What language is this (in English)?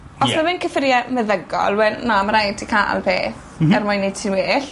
Welsh